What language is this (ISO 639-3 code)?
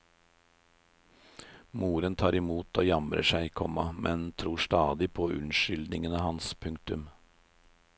nor